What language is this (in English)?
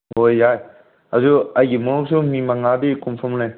Manipuri